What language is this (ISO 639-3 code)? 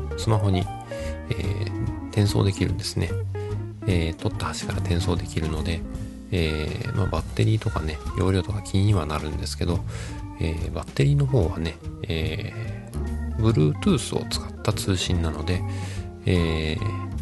jpn